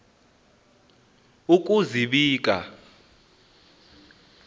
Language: Xhosa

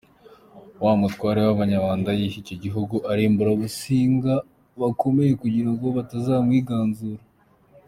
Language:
Kinyarwanda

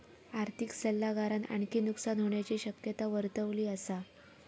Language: Marathi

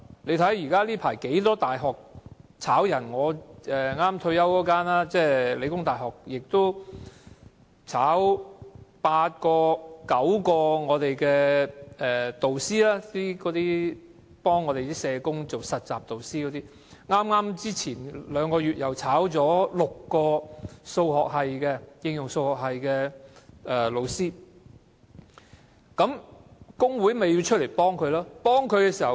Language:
Cantonese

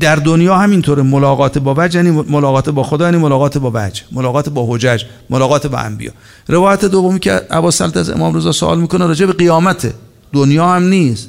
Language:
Persian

